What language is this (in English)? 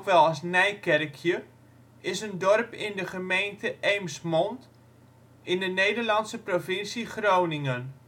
Dutch